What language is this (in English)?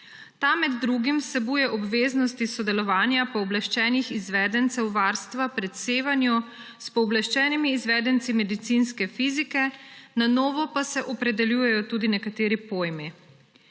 Slovenian